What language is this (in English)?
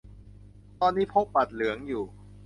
Thai